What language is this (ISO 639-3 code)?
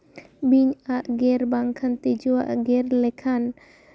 sat